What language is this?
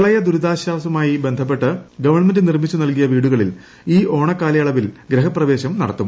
Malayalam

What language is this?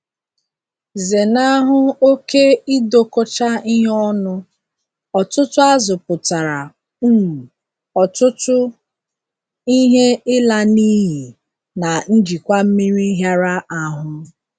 Igbo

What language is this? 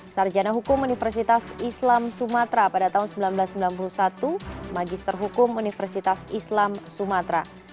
Indonesian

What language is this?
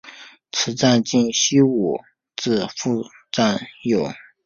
Chinese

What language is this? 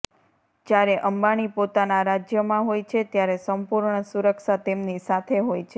Gujarati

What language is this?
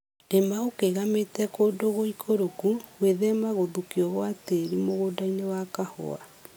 Kikuyu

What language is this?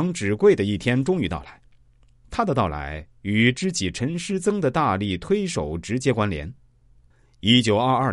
Chinese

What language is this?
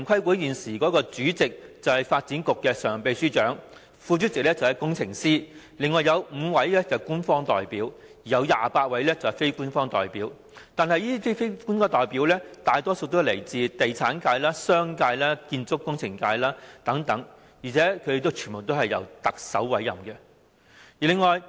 Cantonese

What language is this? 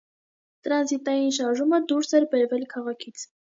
Armenian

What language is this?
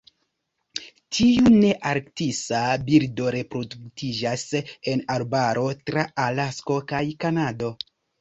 Esperanto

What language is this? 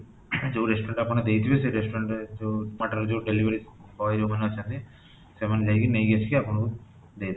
Odia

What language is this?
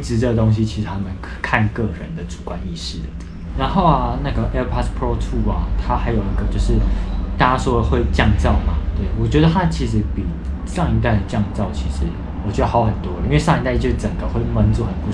Chinese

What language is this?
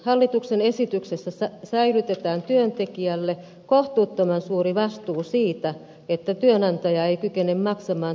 Finnish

